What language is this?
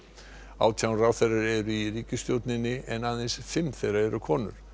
Icelandic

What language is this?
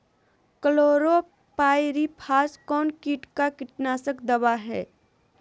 Magahi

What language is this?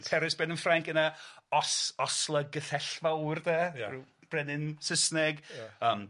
Welsh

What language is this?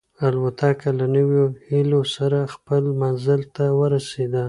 Pashto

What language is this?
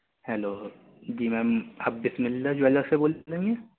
Urdu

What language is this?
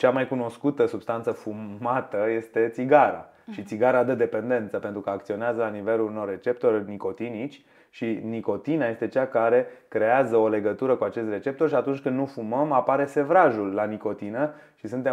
Romanian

